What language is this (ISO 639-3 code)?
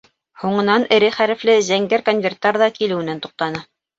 bak